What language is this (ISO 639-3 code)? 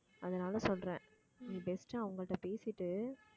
tam